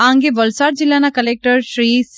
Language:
Gujarati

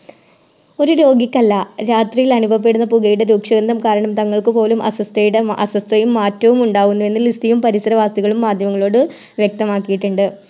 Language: Malayalam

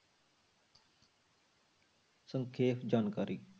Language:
Punjabi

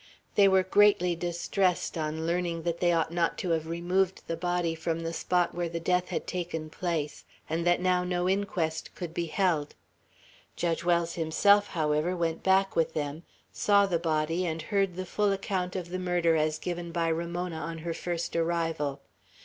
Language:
English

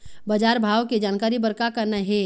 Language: Chhattisgarhi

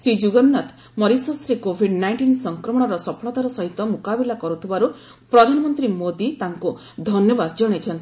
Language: Odia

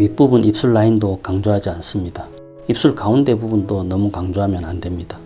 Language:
Korean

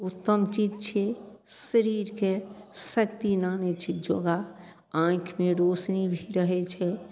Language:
Maithili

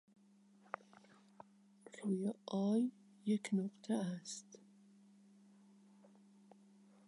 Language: Persian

